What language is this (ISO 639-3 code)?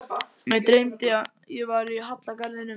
isl